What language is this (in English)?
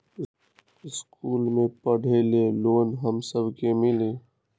Magahi